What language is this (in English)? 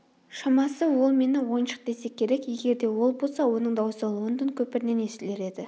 Kazakh